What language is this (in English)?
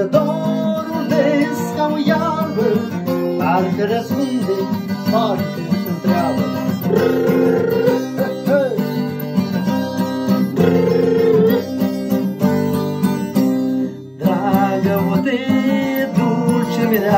Spanish